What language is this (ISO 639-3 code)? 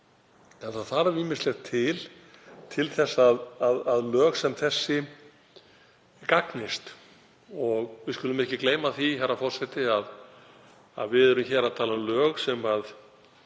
isl